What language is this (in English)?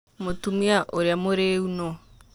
Kikuyu